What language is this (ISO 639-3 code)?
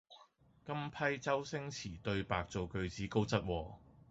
yue